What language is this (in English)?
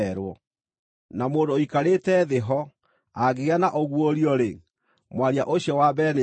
Kikuyu